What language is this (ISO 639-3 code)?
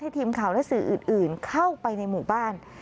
tha